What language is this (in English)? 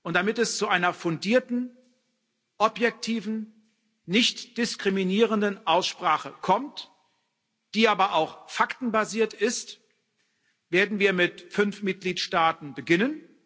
German